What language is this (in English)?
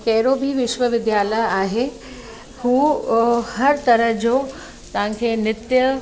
Sindhi